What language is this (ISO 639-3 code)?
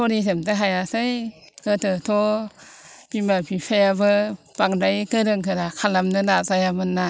brx